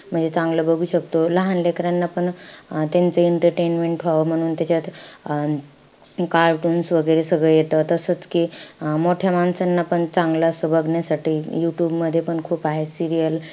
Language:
Marathi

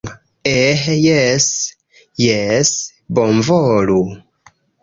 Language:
Esperanto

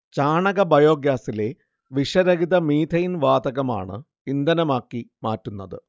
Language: Malayalam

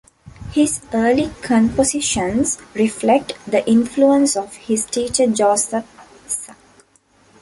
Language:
English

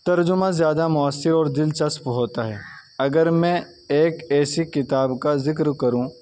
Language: Urdu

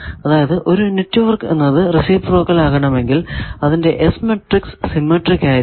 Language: Malayalam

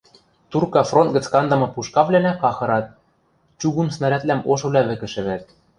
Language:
Western Mari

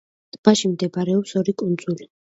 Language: Georgian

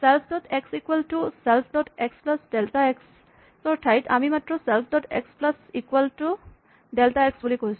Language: Assamese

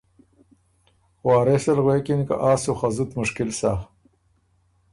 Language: Ormuri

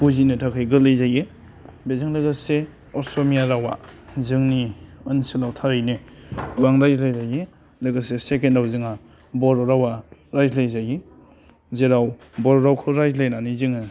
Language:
Bodo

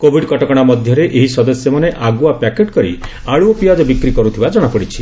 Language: Odia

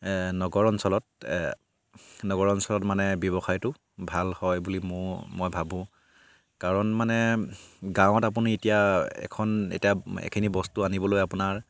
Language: Assamese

